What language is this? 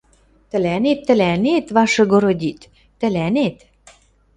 Western Mari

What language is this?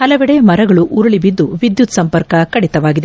Kannada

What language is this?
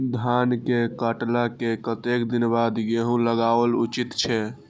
Maithili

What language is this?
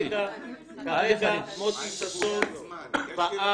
Hebrew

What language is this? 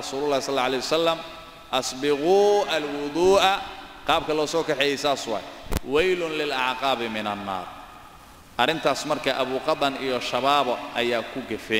Arabic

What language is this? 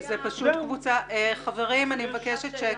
Hebrew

